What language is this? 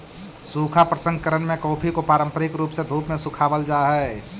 Magahi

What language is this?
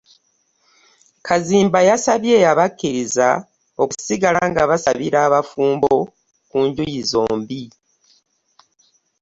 Ganda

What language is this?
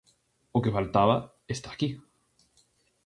Galician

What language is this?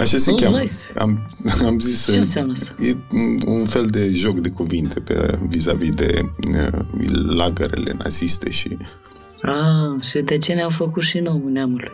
Romanian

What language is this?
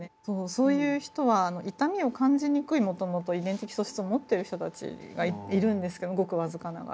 Japanese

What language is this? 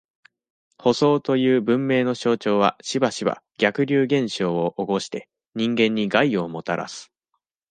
Japanese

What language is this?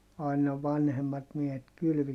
Finnish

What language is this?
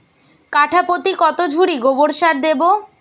Bangla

